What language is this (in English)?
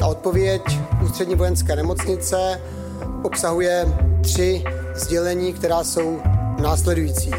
Czech